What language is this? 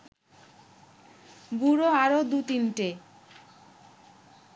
Bangla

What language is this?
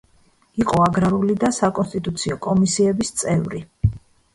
Georgian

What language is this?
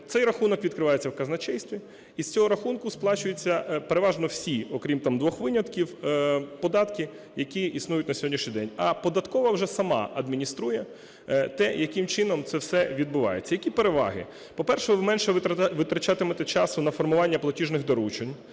Ukrainian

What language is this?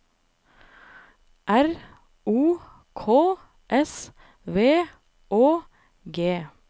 Norwegian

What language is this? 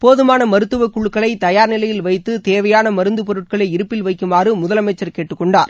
Tamil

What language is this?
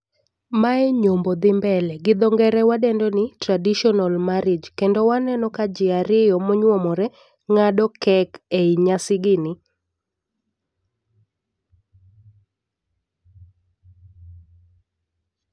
Luo (Kenya and Tanzania)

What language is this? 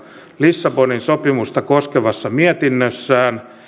Finnish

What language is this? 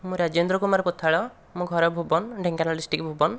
Odia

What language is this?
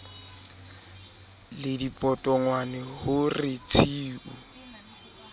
Southern Sotho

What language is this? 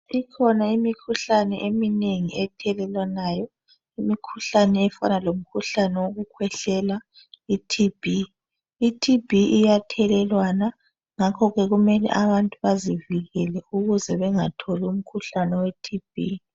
North Ndebele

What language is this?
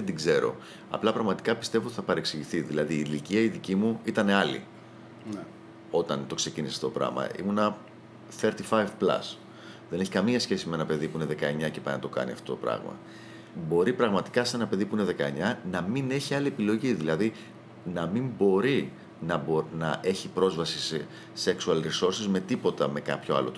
Greek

